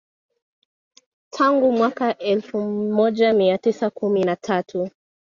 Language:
Swahili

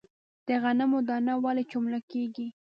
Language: Pashto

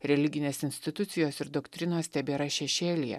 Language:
Lithuanian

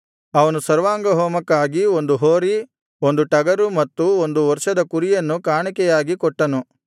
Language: Kannada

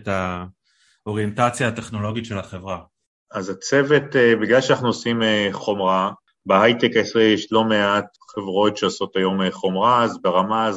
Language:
Hebrew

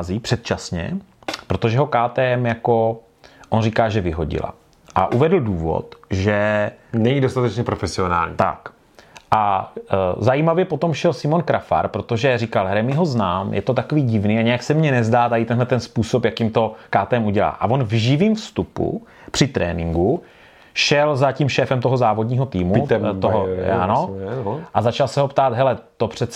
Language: Czech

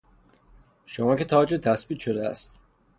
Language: Persian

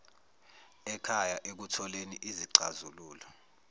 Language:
Zulu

